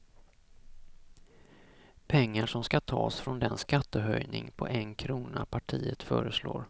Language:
Swedish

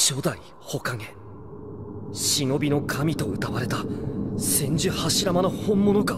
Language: Japanese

